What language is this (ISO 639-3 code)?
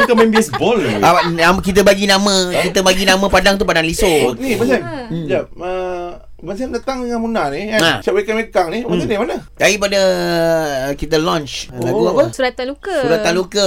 msa